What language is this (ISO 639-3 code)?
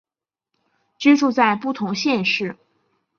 zho